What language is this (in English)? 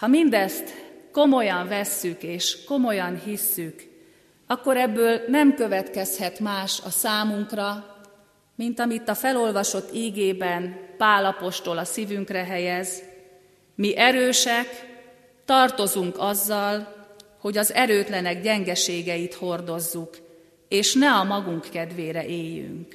Hungarian